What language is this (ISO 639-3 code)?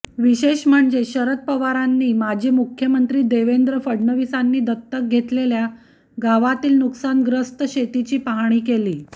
mar